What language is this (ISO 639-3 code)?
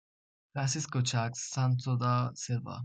eng